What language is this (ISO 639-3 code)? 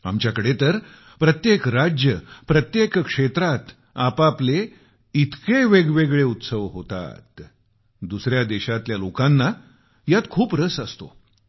mar